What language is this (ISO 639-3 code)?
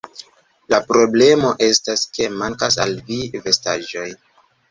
epo